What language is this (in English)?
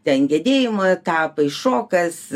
Lithuanian